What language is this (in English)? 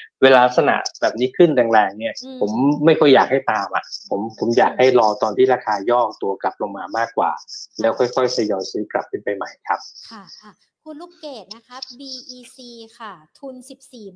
Thai